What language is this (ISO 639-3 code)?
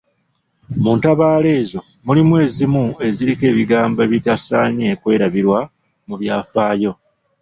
lug